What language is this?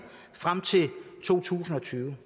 Danish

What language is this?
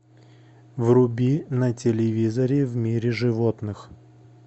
Russian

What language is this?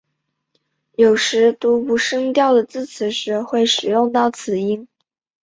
Chinese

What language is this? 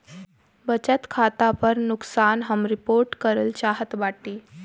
Bhojpuri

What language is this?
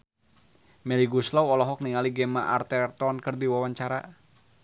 Sundanese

